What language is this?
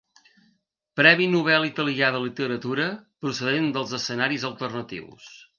Catalan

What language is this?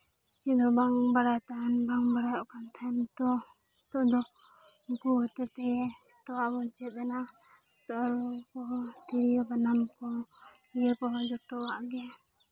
Santali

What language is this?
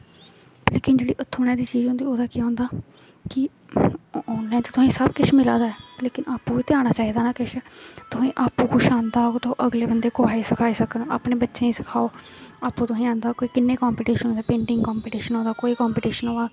Dogri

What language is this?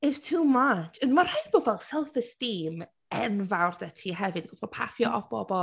Welsh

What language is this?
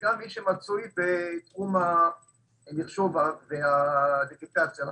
Hebrew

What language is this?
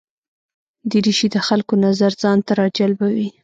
Pashto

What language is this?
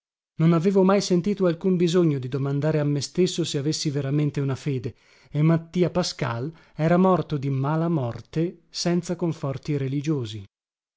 Italian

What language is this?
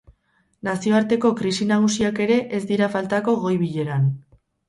Basque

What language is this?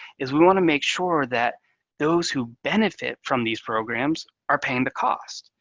English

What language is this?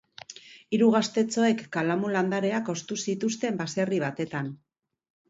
Basque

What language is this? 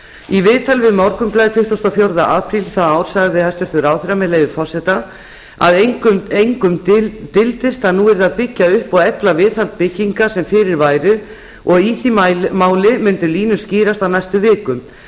Icelandic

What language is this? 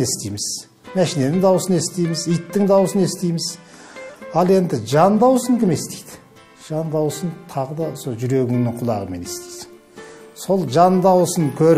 Turkish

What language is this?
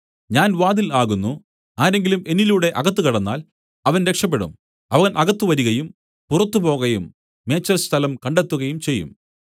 Malayalam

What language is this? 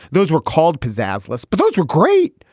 English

